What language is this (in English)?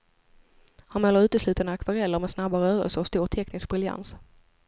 Swedish